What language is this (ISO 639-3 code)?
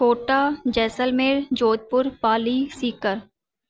snd